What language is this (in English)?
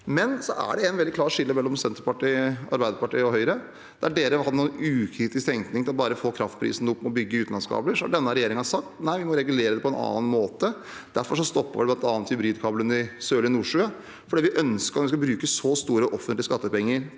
Norwegian